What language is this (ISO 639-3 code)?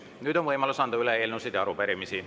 est